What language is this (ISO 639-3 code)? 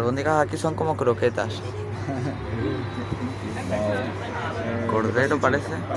spa